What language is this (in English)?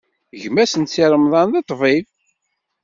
Kabyle